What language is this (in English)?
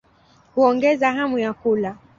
Swahili